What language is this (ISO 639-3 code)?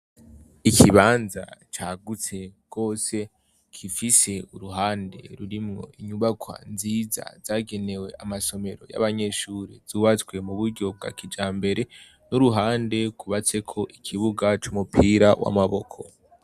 run